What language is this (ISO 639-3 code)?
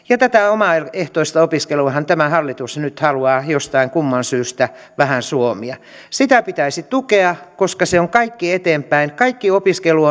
fin